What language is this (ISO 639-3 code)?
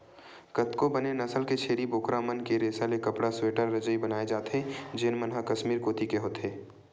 hne